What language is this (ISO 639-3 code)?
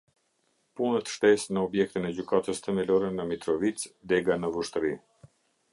sqi